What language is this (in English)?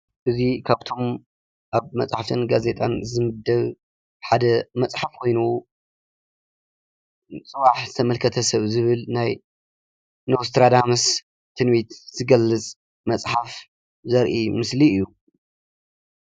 Tigrinya